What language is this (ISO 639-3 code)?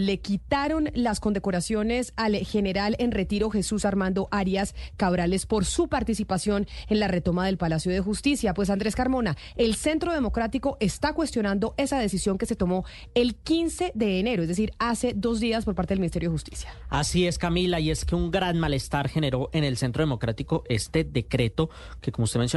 spa